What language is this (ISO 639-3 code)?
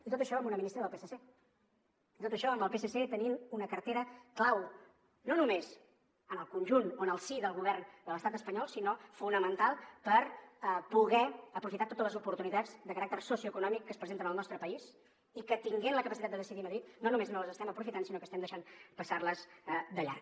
cat